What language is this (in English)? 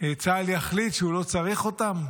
Hebrew